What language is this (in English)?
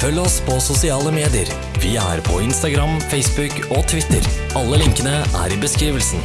Norwegian